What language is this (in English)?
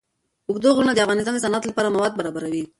Pashto